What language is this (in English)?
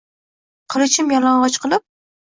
Uzbek